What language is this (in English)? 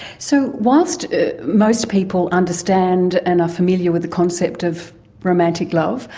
English